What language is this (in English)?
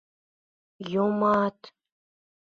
Mari